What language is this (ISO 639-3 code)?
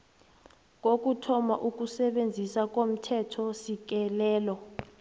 nbl